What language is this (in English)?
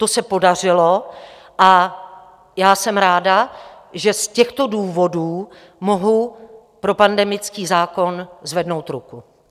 Czech